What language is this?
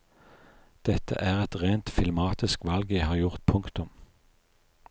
Norwegian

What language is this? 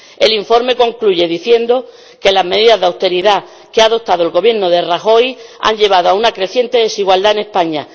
Spanish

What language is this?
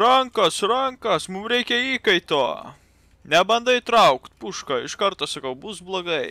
Lithuanian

